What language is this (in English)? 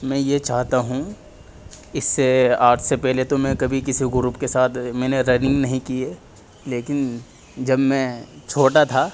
Urdu